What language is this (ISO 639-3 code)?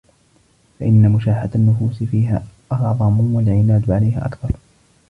ara